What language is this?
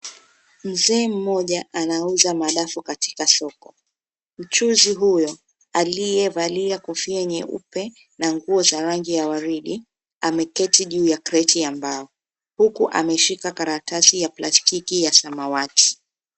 Swahili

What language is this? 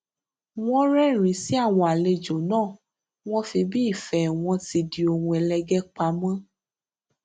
Yoruba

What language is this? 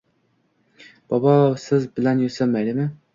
Uzbek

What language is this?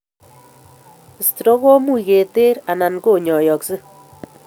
Kalenjin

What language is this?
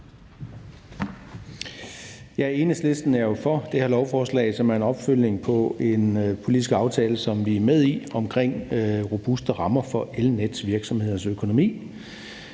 Danish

